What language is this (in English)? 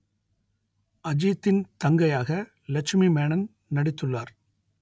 Tamil